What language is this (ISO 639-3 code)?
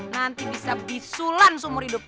ind